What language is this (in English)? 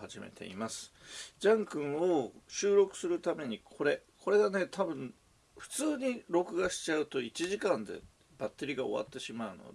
Japanese